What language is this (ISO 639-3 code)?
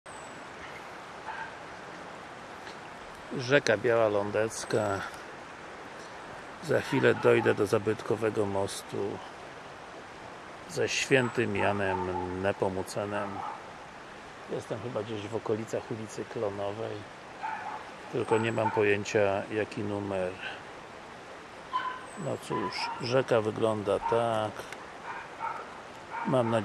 pol